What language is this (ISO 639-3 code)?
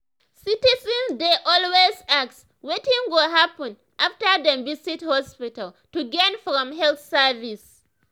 pcm